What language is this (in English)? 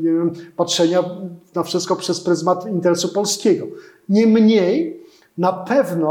Polish